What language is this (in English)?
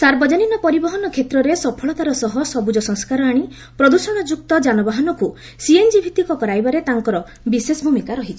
Odia